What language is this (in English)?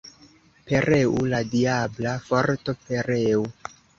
Esperanto